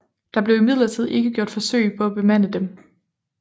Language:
Danish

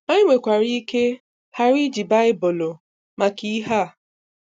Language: Igbo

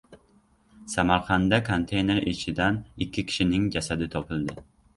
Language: Uzbek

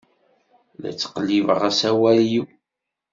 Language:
Kabyle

